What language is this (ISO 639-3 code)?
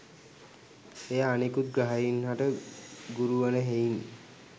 sin